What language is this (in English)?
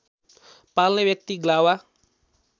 Nepali